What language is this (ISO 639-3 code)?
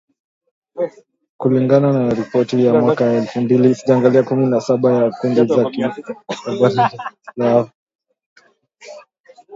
swa